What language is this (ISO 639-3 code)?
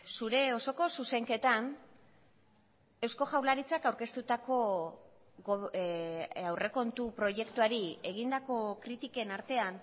eus